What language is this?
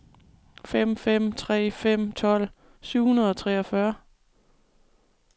Danish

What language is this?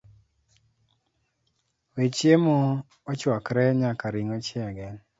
Luo (Kenya and Tanzania)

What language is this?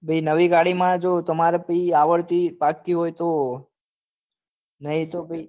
Gujarati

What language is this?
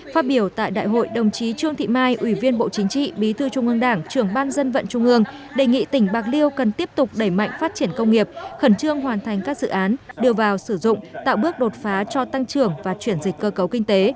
Vietnamese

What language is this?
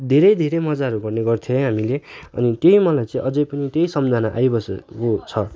Nepali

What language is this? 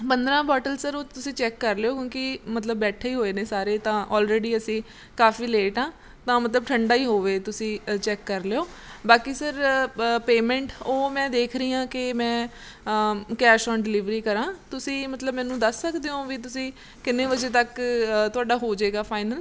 Punjabi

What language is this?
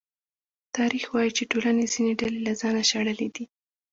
Pashto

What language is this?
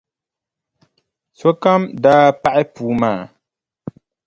Dagbani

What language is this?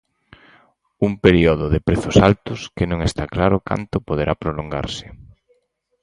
Galician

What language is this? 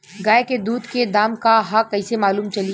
Bhojpuri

